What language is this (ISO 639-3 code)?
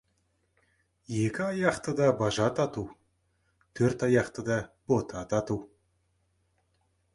kaz